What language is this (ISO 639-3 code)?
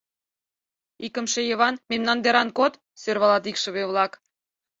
chm